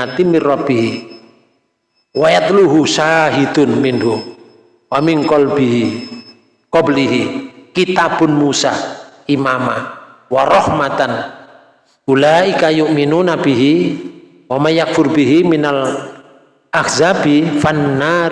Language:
Indonesian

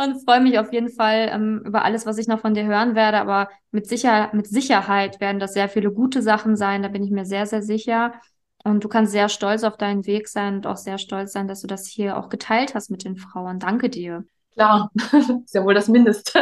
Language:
German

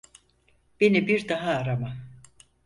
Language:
Turkish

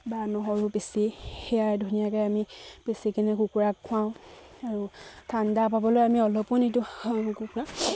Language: Assamese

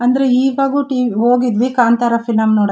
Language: Kannada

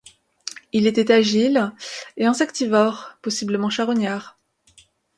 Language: French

